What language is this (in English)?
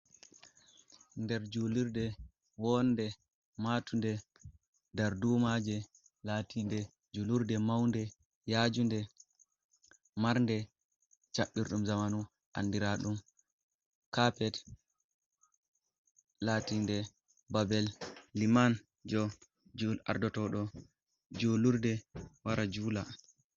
Fula